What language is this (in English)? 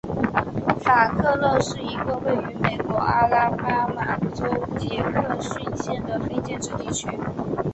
Chinese